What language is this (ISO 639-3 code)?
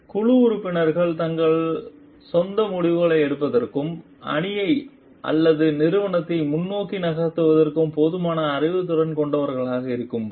tam